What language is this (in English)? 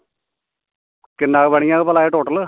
Dogri